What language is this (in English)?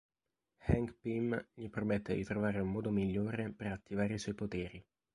Italian